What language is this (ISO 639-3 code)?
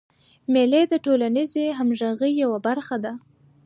pus